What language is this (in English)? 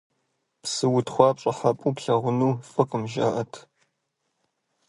Kabardian